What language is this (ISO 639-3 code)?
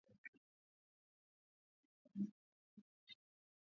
swa